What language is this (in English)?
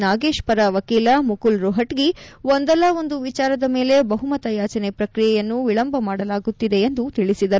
Kannada